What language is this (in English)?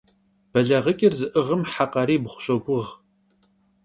Kabardian